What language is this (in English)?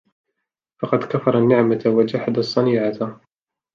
Arabic